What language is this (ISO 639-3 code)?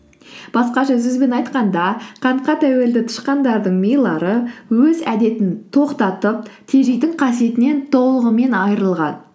kaz